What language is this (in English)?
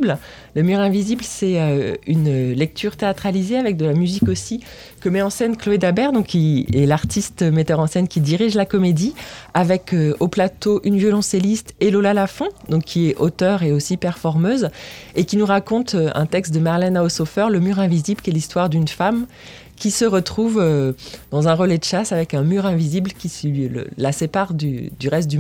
French